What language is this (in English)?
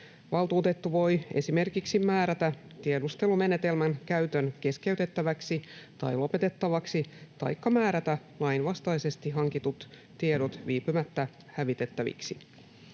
Finnish